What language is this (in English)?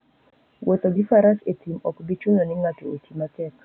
Luo (Kenya and Tanzania)